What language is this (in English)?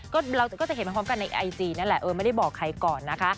Thai